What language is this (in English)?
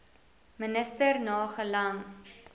Afrikaans